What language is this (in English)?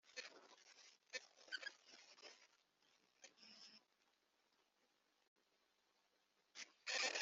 Kinyarwanda